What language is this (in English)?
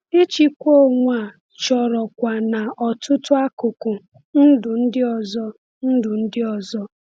Igbo